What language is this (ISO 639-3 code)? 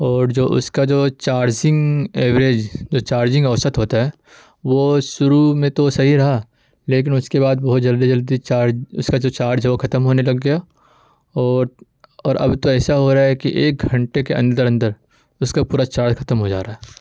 urd